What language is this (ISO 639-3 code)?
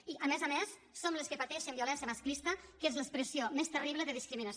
cat